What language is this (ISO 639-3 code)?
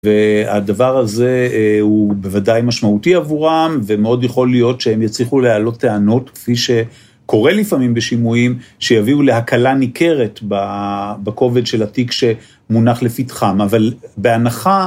heb